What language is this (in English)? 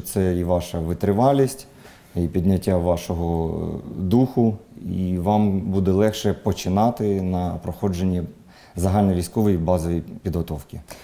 Ukrainian